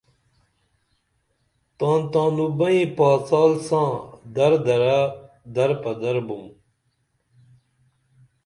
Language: Dameli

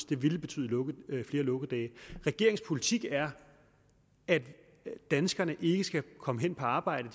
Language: Danish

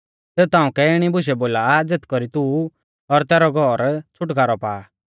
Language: Mahasu Pahari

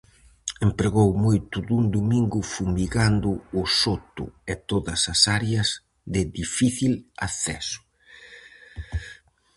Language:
Galician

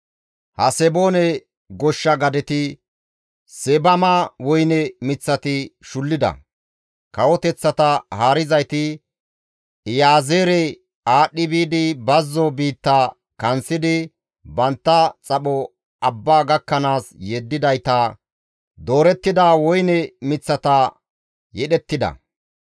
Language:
Gamo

